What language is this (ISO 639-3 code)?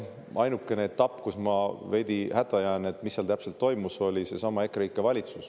est